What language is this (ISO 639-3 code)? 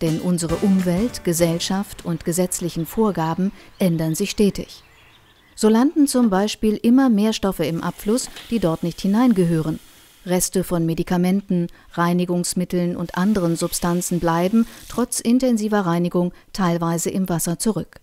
deu